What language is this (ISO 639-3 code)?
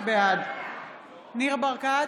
heb